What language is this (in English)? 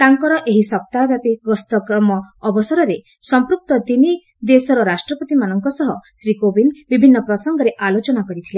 Odia